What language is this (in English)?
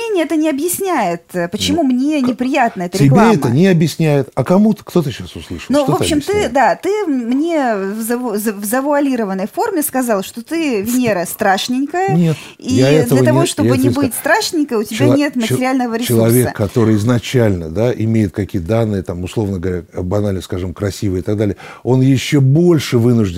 Russian